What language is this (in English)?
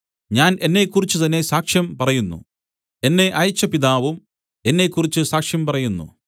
Malayalam